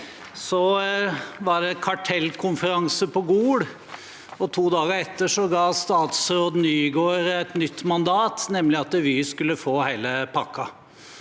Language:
Norwegian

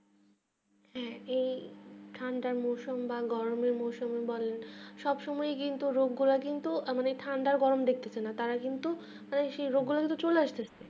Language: Bangla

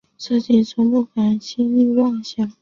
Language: Chinese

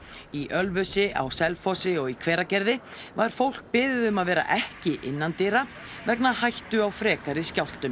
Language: Icelandic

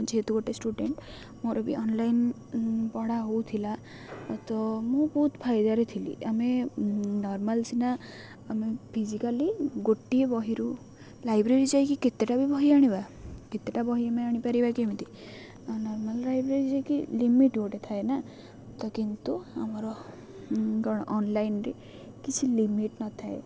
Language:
Odia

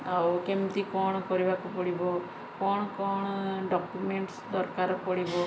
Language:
Odia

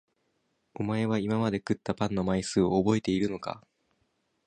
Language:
Japanese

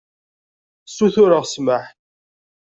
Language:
Kabyle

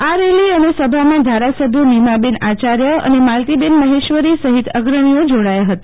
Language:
Gujarati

